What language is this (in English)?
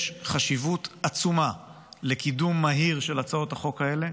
Hebrew